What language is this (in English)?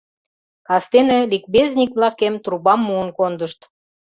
Mari